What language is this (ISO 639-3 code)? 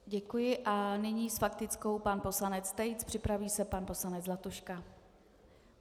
ces